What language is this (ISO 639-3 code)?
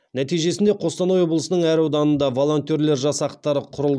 kaz